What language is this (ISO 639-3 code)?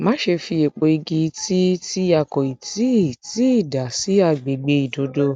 yor